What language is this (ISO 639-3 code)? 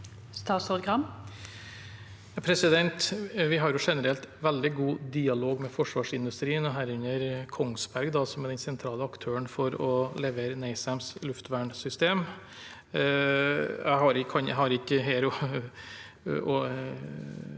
nor